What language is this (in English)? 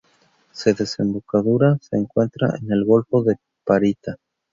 Spanish